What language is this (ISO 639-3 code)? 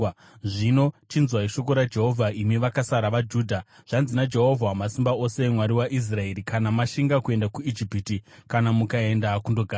sna